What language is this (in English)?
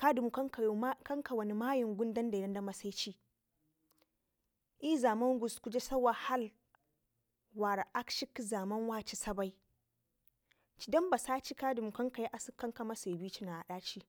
Ngizim